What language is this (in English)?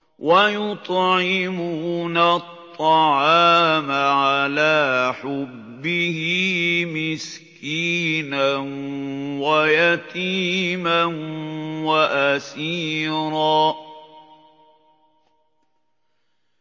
Arabic